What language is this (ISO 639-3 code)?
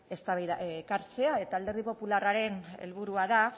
eus